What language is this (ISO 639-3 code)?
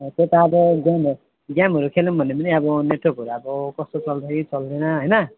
nep